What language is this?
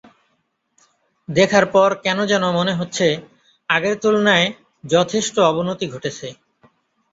Bangla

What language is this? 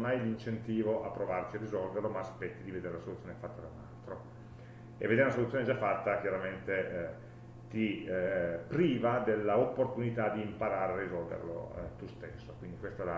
Italian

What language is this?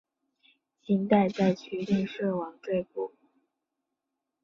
Chinese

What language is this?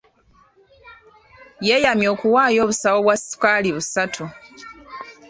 Ganda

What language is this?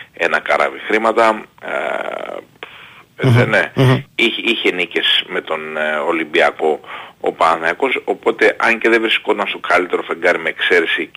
Greek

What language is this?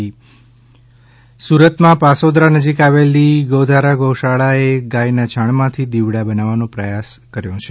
Gujarati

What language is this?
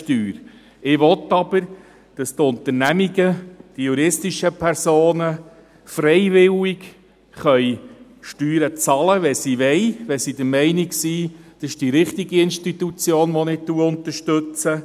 Swiss German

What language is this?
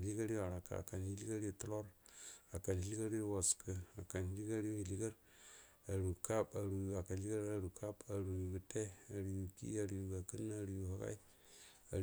Buduma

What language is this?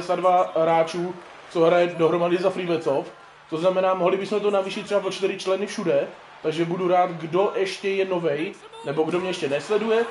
Czech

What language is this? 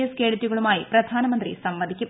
Malayalam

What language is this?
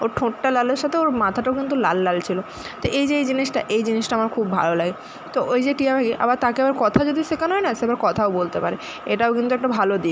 Bangla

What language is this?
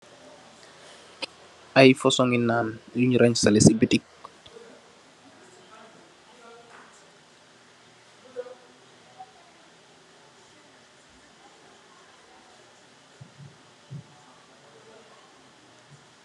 Wolof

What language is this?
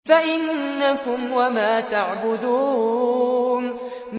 Arabic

